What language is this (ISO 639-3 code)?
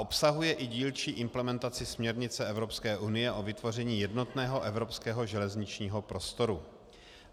ces